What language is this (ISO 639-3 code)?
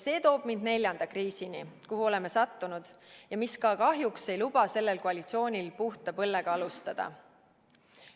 est